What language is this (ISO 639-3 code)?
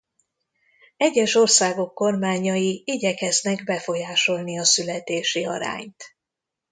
hun